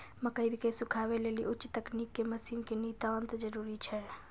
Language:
Maithili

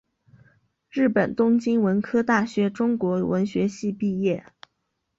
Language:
Chinese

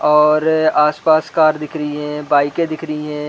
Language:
Hindi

